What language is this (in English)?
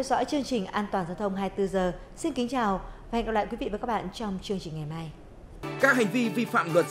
Vietnamese